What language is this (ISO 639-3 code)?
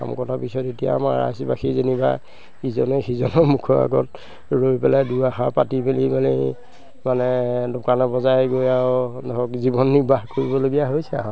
asm